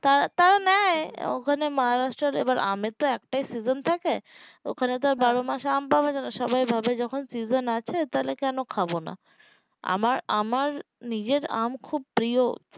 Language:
Bangla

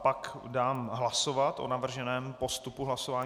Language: Czech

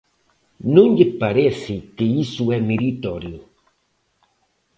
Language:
Galician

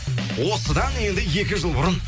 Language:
Kazakh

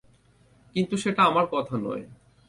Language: Bangla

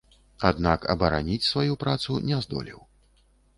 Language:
Belarusian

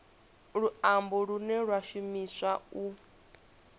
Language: Venda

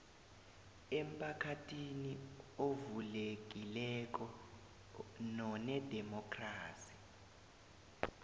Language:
South Ndebele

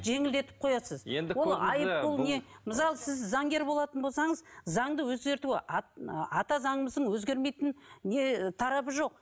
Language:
Kazakh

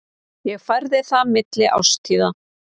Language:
Icelandic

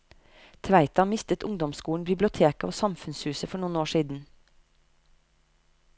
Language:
Norwegian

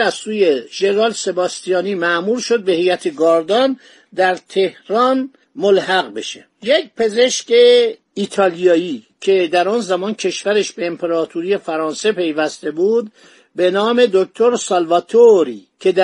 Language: Persian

